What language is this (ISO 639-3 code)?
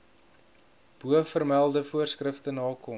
afr